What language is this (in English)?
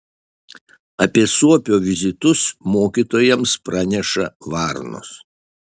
Lithuanian